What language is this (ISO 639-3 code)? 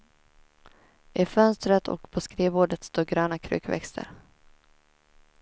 swe